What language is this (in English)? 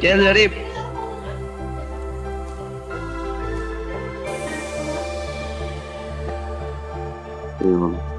Turkish